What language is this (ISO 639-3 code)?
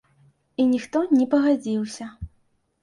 bel